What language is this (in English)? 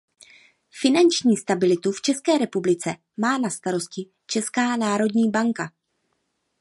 Czech